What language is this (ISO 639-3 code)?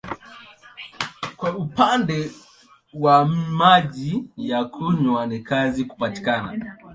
swa